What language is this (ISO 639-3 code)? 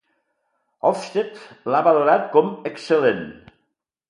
cat